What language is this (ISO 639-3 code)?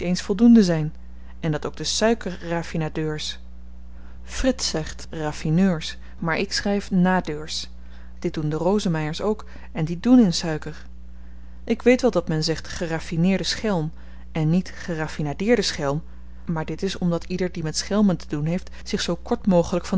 nld